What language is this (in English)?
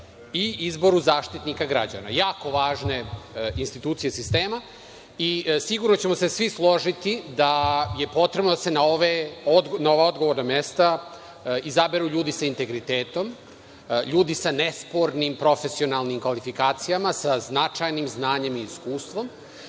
Serbian